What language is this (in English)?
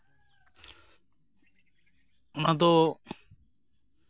Santali